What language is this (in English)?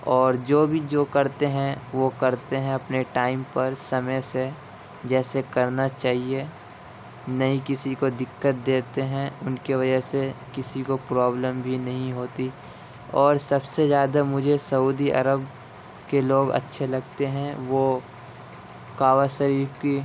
Urdu